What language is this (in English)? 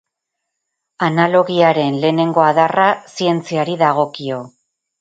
Basque